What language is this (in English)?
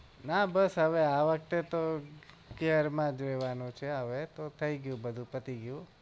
Gujarati